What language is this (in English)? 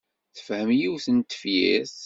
Kabyle